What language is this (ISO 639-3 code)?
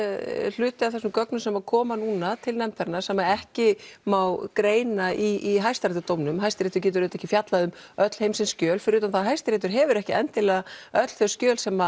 isl